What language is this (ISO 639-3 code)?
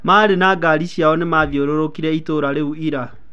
kik